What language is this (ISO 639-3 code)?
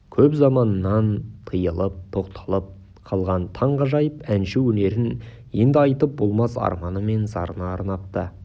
kaz